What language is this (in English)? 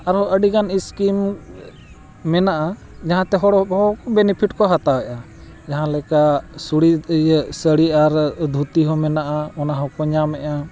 Santali